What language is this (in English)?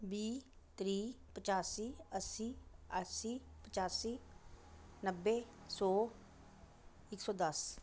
Dogri